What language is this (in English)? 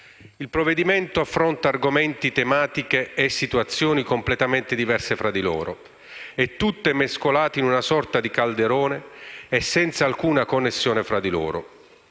Italian